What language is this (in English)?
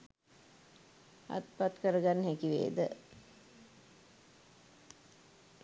Sinhala